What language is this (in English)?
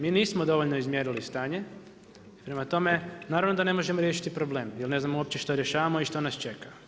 Croatian